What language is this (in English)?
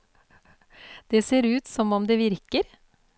Norwegian